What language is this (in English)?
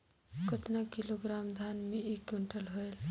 Chhattisgarhi